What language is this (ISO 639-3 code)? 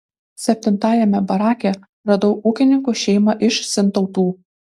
lit